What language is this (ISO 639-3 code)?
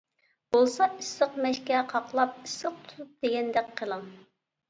uig